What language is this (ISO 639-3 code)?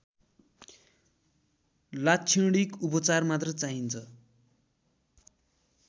nep